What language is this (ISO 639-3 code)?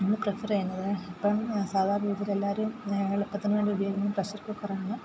mal